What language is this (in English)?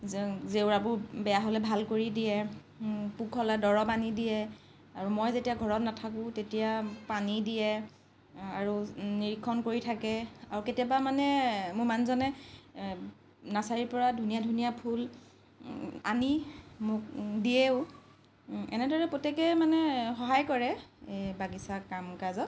Assamese